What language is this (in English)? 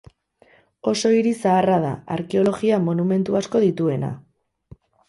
Basque